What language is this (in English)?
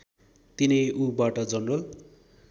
Nepali